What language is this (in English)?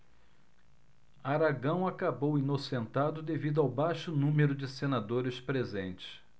Portuguese